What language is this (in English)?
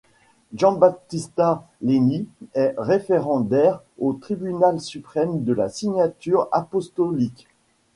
French